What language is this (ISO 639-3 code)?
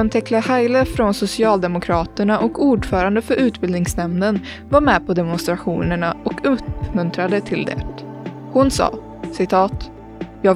swe